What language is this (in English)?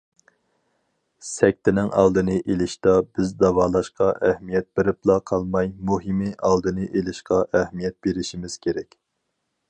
Uyghur